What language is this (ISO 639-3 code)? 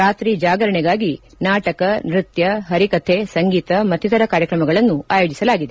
kan